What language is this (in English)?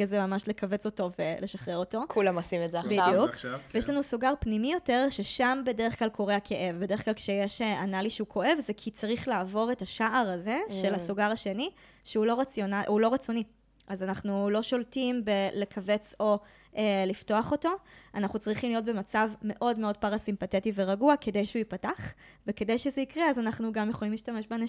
Hebrew